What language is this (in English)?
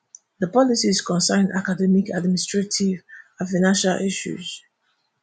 Nigerian Pidgin